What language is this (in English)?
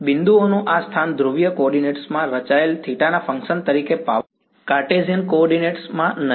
Gujarati